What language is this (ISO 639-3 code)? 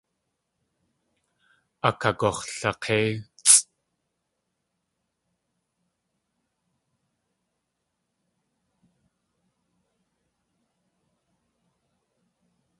tli